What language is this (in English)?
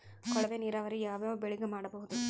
Kannada